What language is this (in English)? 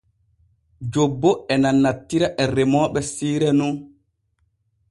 Borgu Fulfulde